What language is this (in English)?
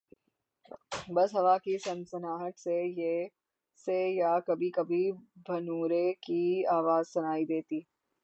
Urdu